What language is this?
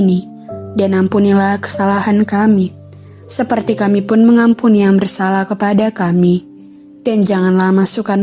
Indonesian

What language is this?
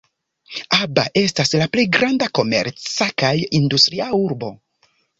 Esperanto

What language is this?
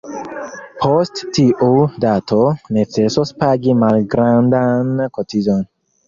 Esperanto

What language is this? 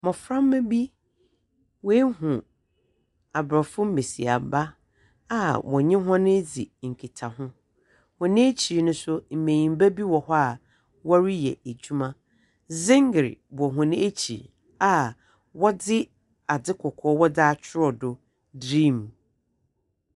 Akan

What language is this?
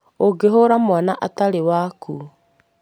Kikuyu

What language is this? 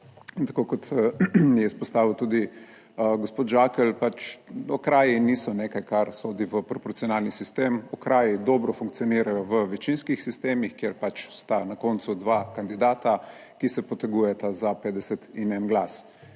Slovenian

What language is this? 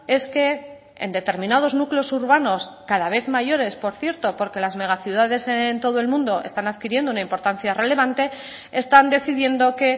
Spanish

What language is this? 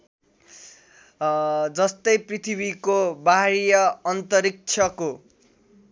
Nepali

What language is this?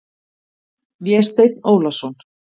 Icelandic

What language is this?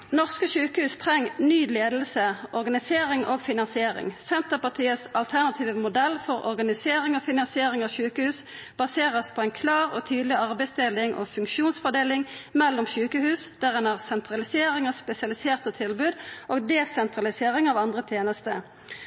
Norwegian Nynorsk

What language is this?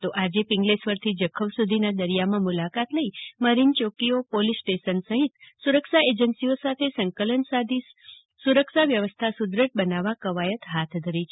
Gujarati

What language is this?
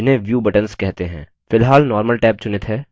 Hindi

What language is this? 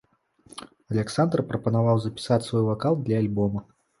Belarusian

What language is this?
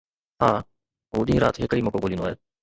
Sindhi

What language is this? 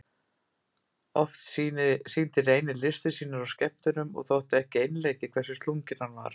Icelandic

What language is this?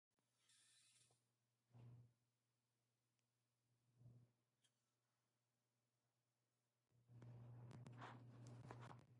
Uyghur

